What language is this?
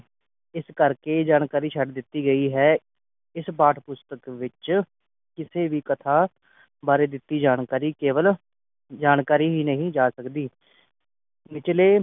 Punjabi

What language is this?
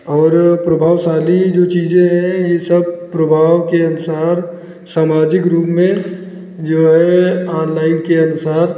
Hindi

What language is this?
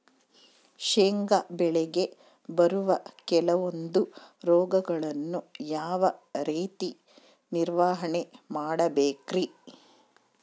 Kannada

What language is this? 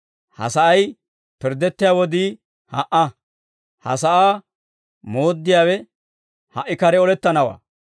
Dawro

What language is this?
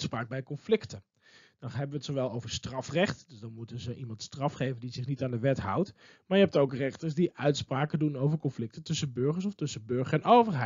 Dutch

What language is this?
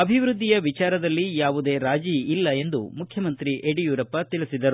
Kannada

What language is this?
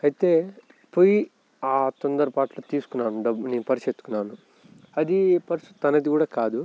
Telugu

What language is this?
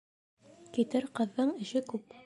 Bashkir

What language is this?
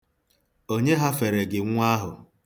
Igbo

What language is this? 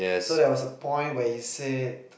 English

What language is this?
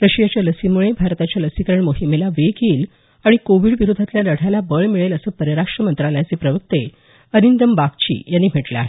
Marathi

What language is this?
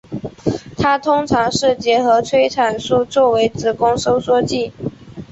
Chinese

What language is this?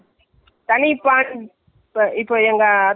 Tamil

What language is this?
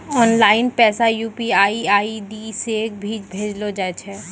Maithili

